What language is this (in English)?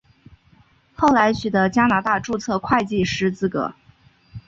Chinese